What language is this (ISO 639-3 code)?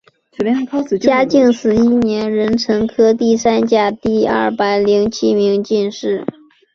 zho